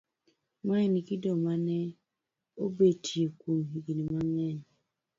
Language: Luo (Kenya and Tanzania)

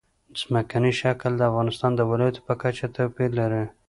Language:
Pashto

